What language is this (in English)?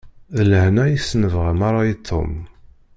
Kabyle